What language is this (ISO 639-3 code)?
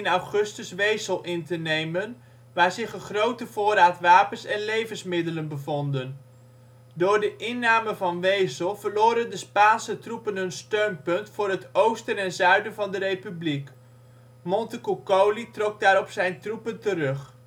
nld